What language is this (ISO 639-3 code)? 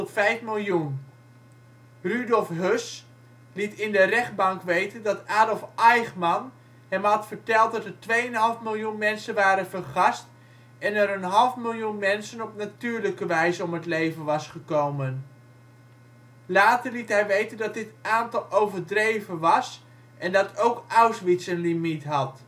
nld